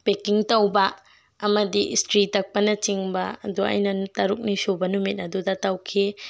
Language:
Manipuri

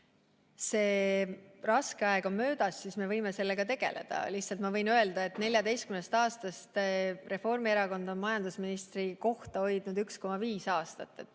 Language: Estonian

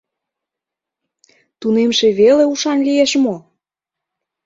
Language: Mari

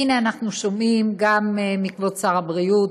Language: Hebrew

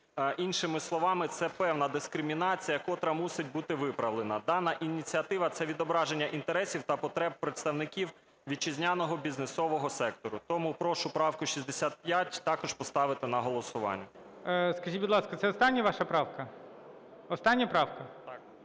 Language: Ukrainian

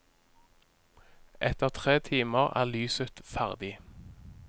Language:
Norwegian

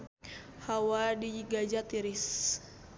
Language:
Sundanese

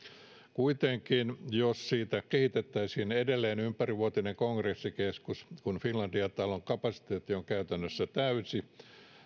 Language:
Finnish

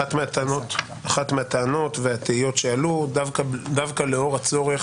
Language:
Hebrew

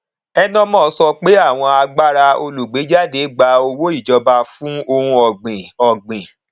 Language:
Yoruba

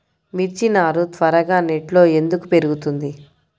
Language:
Telugu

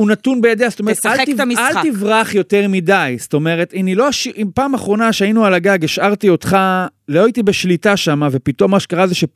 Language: Hebrew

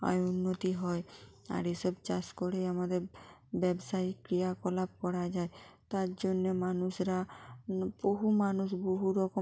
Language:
Bangla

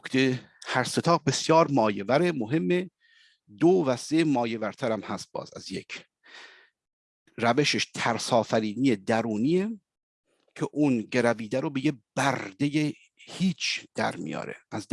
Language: Persian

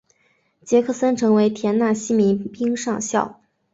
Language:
Chinese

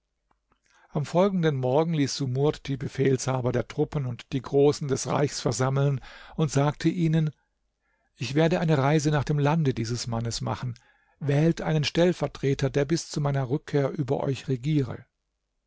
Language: German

